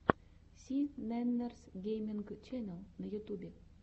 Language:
Russian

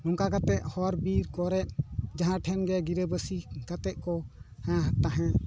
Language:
Santali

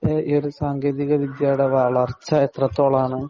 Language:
Malayalam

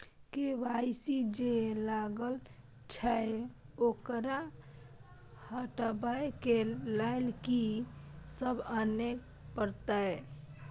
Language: Maithili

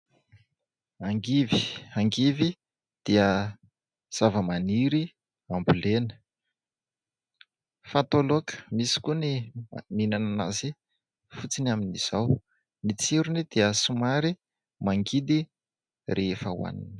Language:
Malagasy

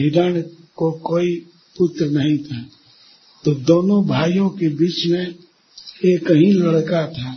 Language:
Hindi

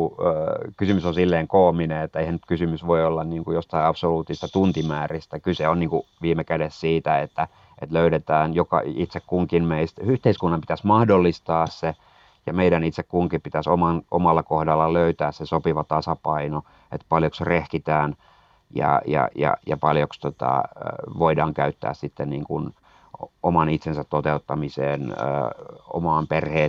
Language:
Finnish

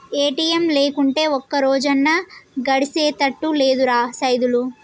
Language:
Telugu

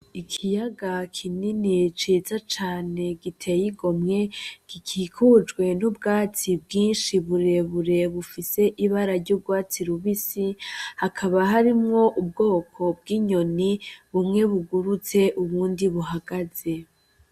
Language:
Rundi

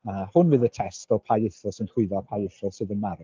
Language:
Welsh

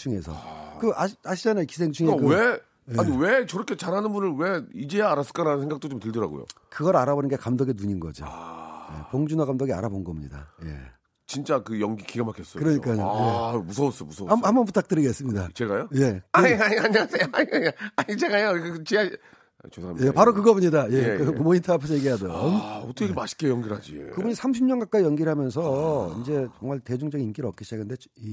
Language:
Korean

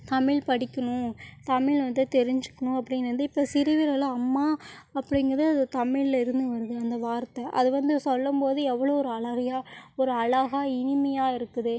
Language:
Tamil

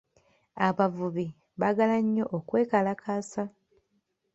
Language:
Ganda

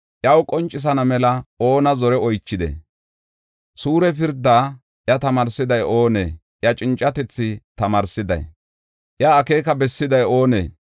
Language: Gofa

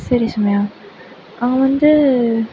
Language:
Tamil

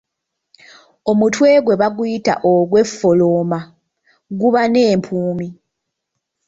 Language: Ganda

